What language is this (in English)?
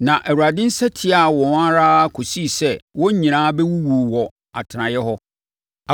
Akan